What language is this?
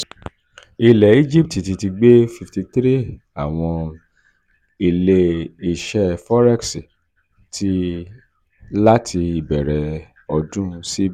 Yoruba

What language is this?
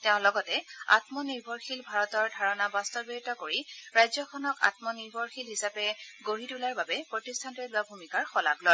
Assamese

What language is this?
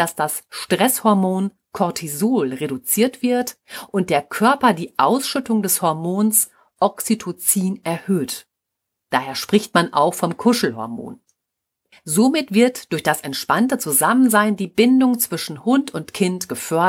German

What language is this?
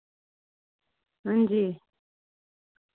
Dogri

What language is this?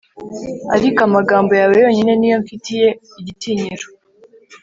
Kinyarwanda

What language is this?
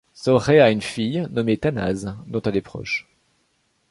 French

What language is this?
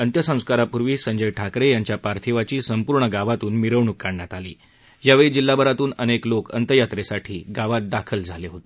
Marathi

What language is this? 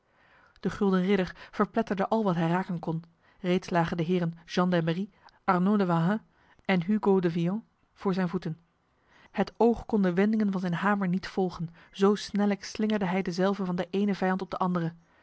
Dutch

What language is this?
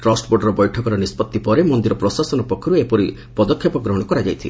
Odia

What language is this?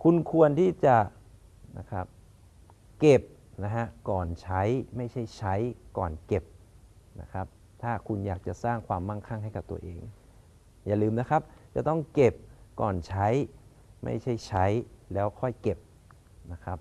Thai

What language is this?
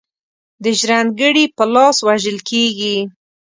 Pashto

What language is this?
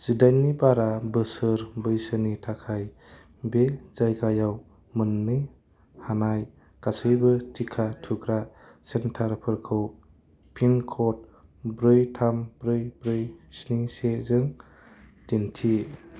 Bodo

